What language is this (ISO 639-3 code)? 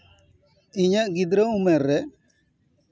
sat